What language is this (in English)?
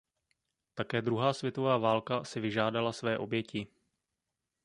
Czech